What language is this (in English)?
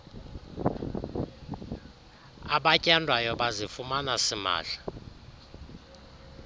Xhosa